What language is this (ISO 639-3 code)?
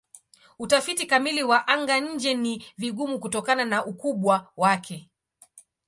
swa